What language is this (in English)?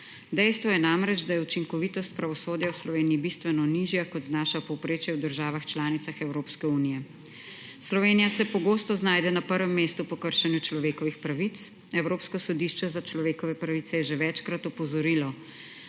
Slovenian